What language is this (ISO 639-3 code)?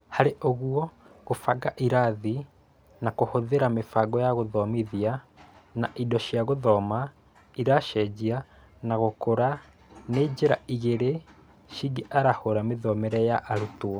kik